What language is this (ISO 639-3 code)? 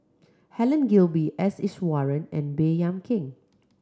eng